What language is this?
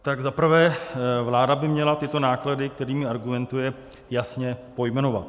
Czech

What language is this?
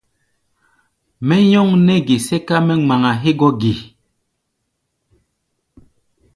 Gbaya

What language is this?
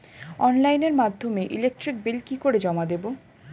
Bangla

